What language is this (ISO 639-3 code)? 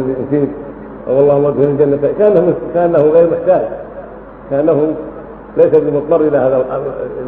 ara